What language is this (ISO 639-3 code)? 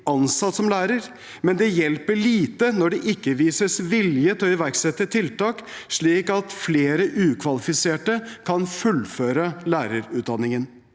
nor